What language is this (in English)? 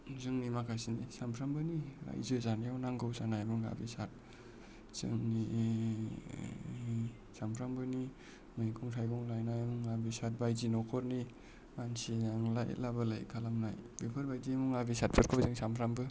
Bodo